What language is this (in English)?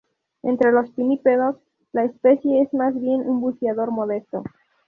Spanish